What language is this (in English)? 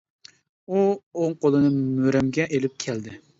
Uyghur